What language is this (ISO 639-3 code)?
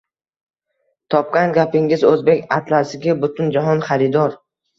uzb